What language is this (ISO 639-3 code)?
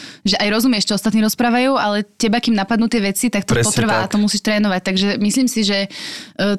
slk